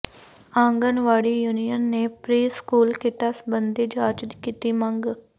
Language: Punjabi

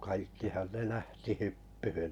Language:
Finnish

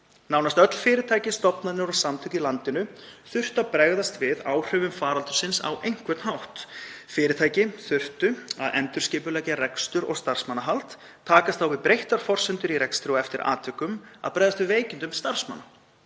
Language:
Icelandic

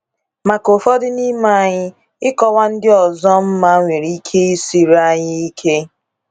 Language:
Igbo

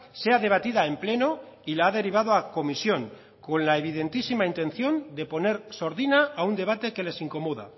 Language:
Spanish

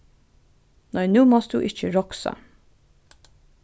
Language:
Faroese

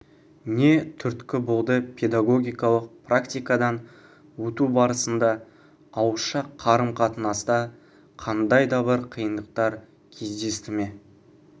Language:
Kazakh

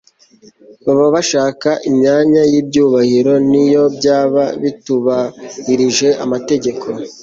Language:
Kinyarwanda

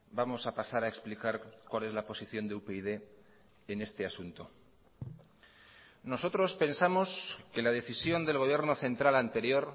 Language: Spanish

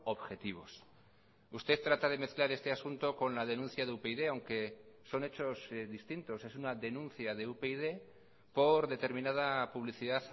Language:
Spanish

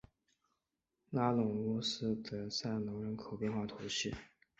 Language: Chinese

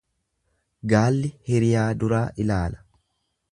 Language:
Oromo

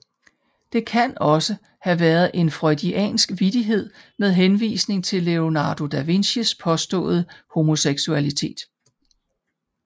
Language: Danish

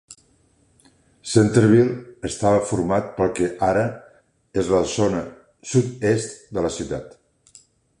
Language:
Catalan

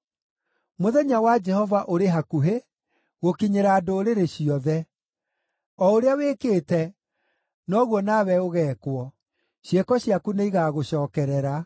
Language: Kikuyu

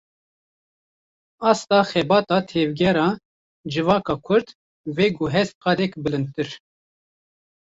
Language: Kurdish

